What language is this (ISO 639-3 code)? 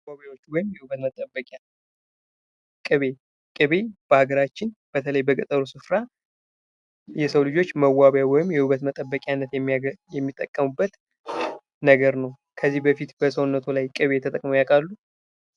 amh